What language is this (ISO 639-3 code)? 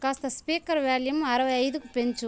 tel